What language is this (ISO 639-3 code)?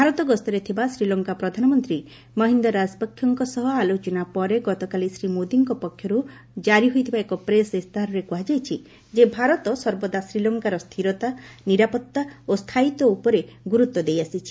ori